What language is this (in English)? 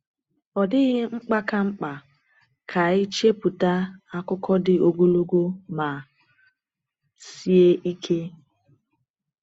Igbo